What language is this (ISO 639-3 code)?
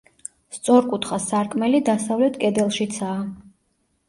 kat